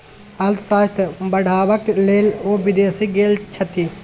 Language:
Maithili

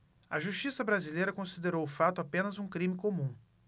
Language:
Portuguese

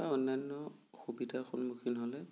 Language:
Assamese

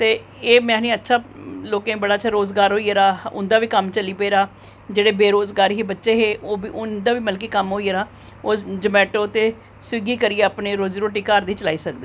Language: Dogri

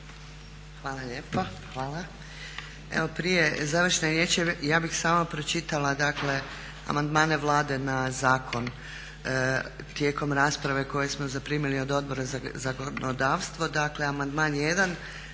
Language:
Croatian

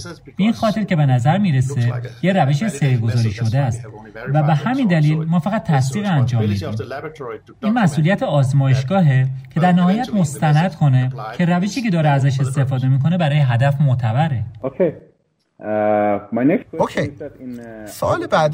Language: Persian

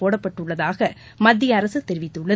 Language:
Tamil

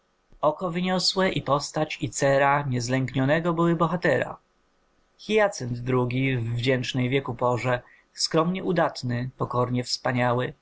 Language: Polish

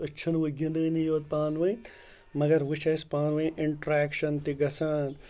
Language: Kashmiri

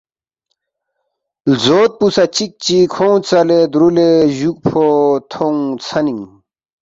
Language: Balti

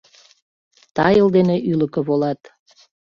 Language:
Mari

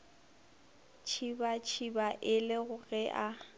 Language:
Northern Sotho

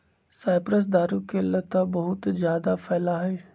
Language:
Magahi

